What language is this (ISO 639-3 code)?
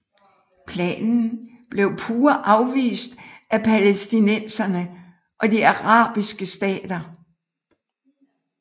dan